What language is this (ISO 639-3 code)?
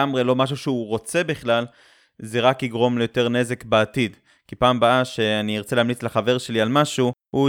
heb